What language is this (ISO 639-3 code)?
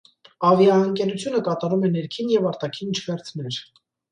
hye